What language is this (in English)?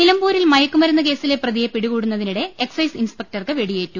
Malayalam